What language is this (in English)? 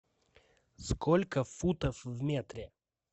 Russian